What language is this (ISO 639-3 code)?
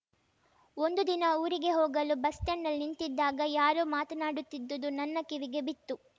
kan